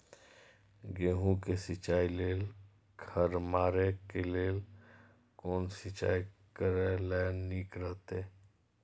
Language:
Maithili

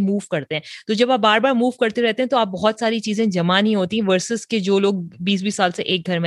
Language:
Urdu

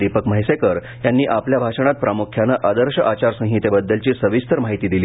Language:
Marathi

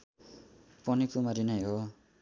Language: Nepali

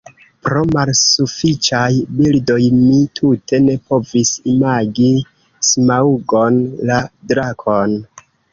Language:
Esperanto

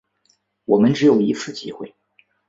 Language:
Chinese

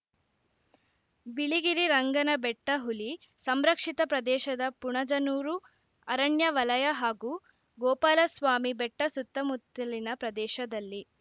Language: Kannada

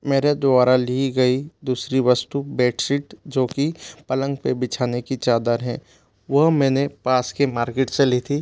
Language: Hindi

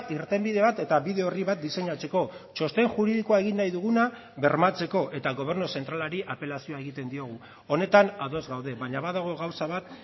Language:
Basque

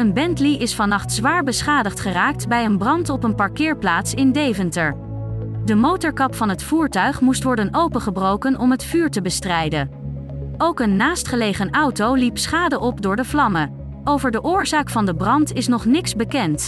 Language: Dutch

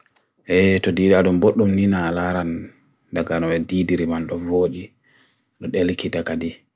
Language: Bagirmi Fulfulde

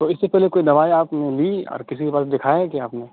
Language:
Urdu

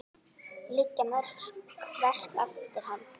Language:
Icelandic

